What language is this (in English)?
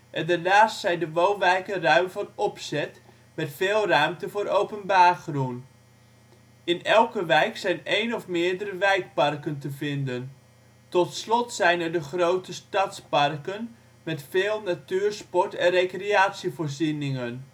Dutch